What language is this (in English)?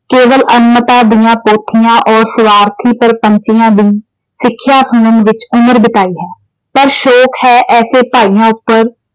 Punjabi